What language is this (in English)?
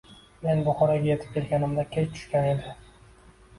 Uzbek